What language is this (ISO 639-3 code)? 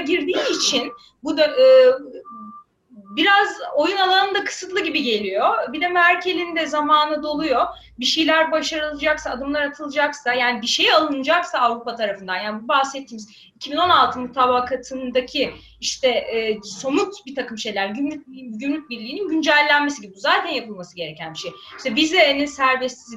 tur